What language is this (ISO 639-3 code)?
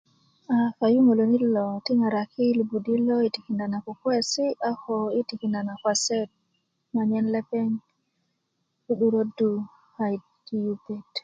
ukv